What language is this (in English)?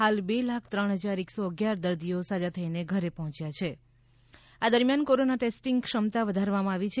Gujarati